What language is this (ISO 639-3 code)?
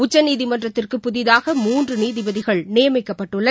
tam